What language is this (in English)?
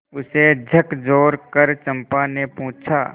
Hindi